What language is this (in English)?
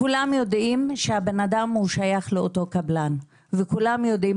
Hebrew